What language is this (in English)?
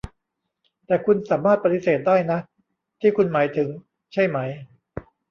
Thai